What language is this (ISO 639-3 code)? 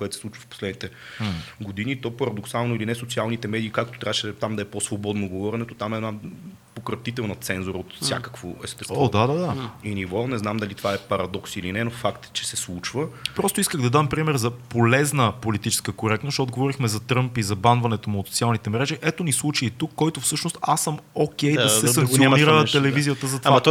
bul